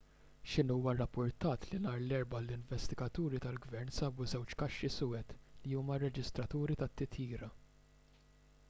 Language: Maltese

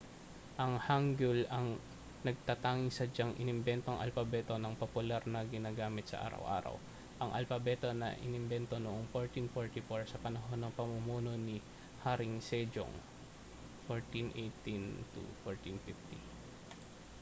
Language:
Filipino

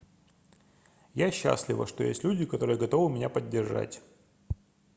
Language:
Russian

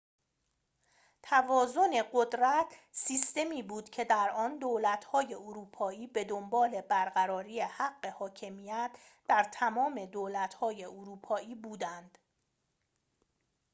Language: Persian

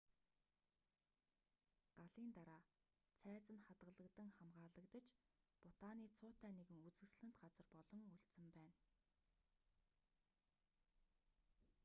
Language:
Mongolian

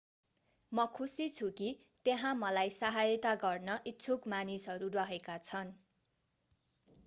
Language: Nepali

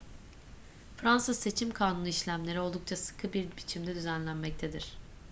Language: Turkish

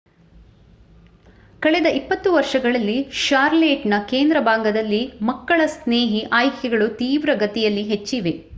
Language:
Kannada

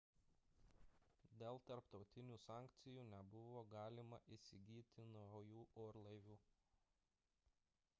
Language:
Lithuanian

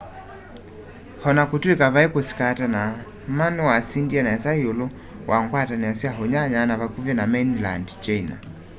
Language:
Kamba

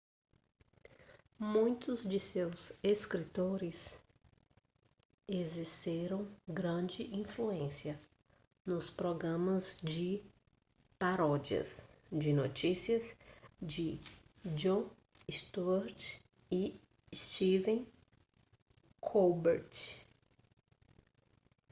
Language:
Portuguese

